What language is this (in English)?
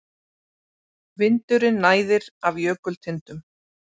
Icelandic